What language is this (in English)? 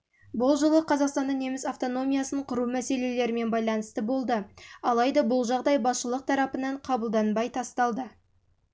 Kazakh